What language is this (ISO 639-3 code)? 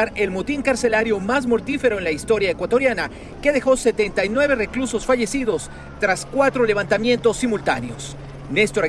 spa